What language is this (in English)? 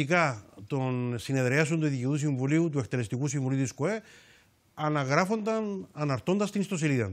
Greek